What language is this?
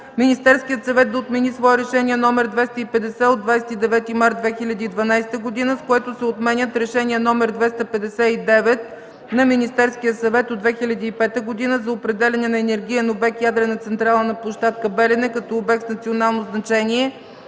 Bulgarian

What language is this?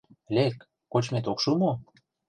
Mari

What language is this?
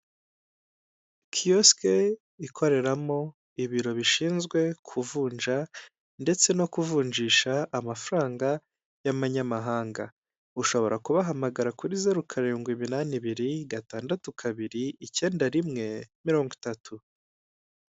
Kinyarwanda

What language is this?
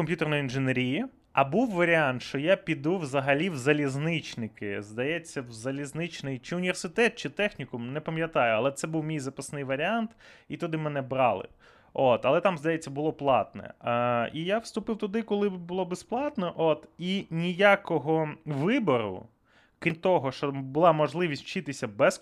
Ukrainian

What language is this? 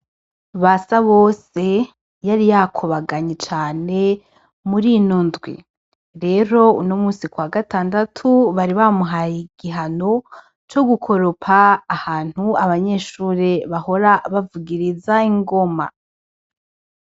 Rundi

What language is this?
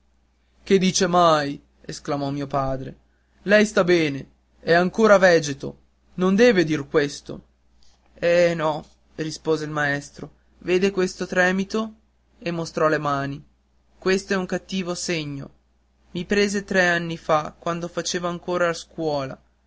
Italian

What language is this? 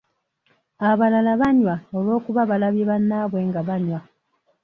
Ganda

